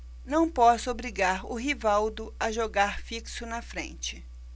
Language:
Portuguese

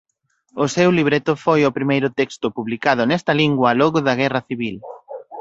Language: Galician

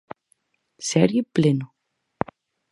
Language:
Galician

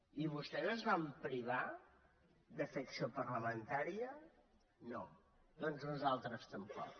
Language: Catalan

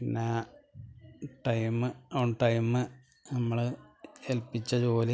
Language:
Malayalam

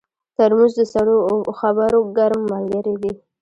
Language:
Pashto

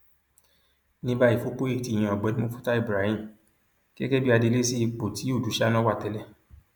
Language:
Yoruba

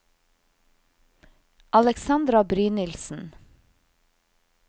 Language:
Norwegian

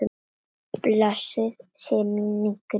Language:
Icelandic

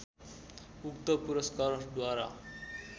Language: Nepali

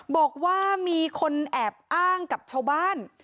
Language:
Thai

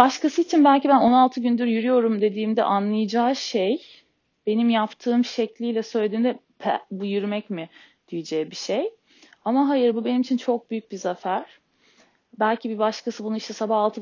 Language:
Turkish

